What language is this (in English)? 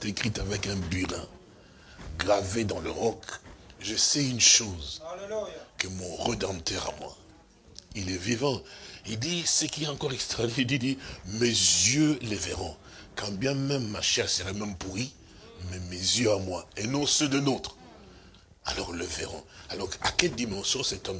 French